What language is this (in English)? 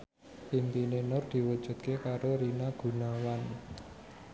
Javanese